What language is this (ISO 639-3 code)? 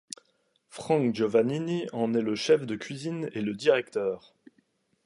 fra